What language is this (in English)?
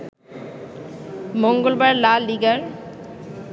Bangla